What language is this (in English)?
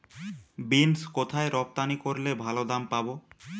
Bangla